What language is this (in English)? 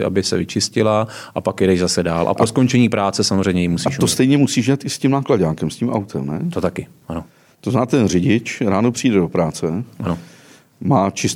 Czech